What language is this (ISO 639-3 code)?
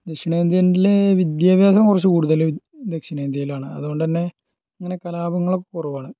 mal